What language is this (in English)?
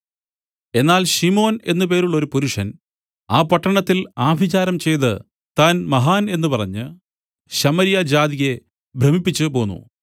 Malayalam